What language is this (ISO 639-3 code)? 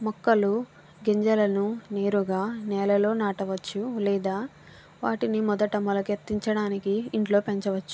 tel